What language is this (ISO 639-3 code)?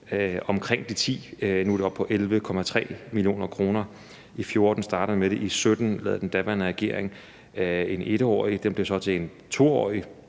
dan